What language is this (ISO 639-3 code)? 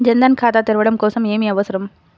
tel